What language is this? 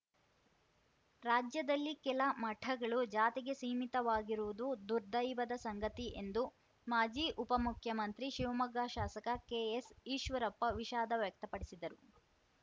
Kannada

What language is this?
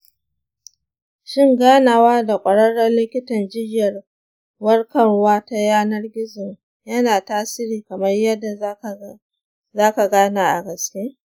Hausa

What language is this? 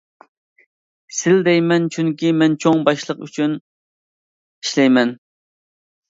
Uyghur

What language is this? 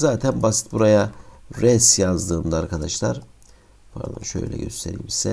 Turkish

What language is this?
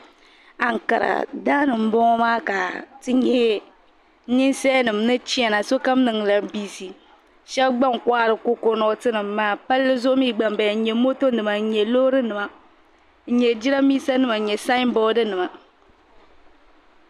Dagbani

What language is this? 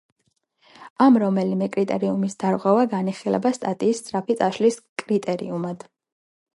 Georgian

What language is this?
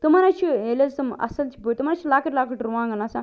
Kashmiri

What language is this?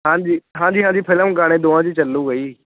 Punjabi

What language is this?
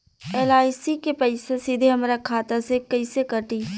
Bhojpuri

